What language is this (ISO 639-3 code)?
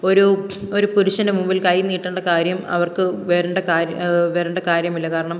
mal